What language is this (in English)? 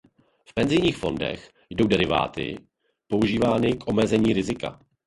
Czech